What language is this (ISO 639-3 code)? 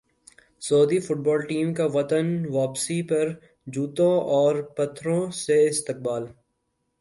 urd